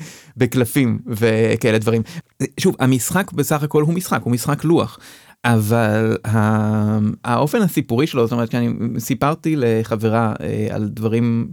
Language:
Hebrew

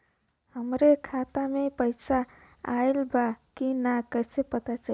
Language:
Bhojpuri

